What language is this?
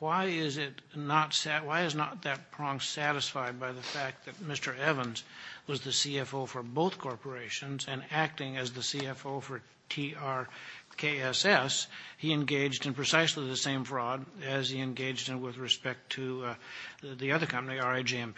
English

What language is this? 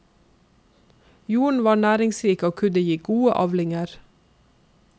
Norwegian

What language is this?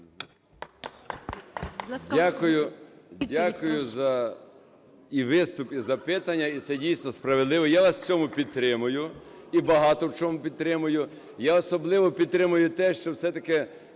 Ukrainian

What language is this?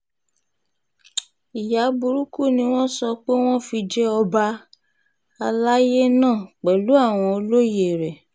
Yoruba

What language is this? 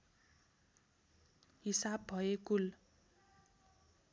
Nepali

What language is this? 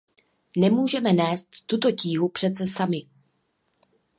Czech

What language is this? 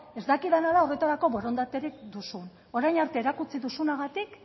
Basque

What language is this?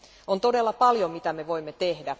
Finnish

